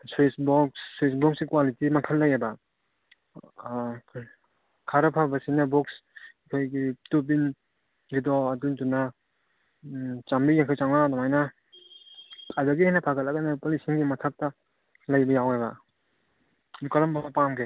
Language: Manipuri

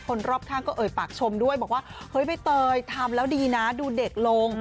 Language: Thai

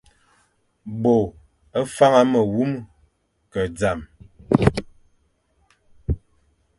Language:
Fang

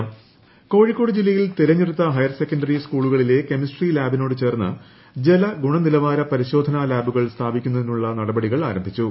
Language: Malayalam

